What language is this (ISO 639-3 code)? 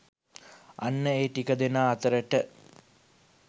sin